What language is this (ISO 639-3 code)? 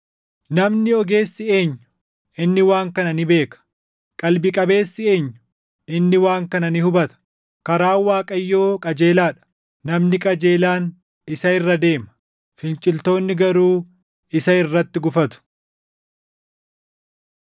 orm